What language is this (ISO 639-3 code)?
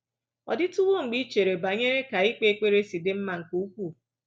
ibo